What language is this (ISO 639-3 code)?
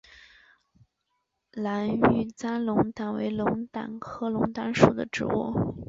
zho